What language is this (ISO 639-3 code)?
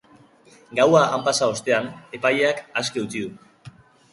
eus